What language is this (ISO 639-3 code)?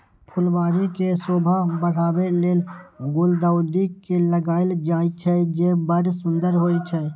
mai